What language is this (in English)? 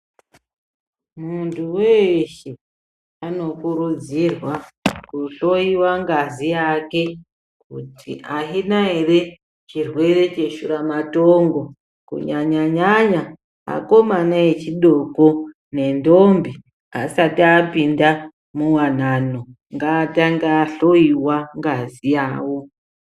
Ndau